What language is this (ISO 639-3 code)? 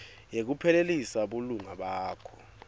ssw